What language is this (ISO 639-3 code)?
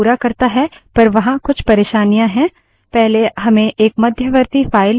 hin